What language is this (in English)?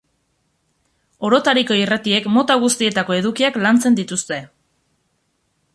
Basque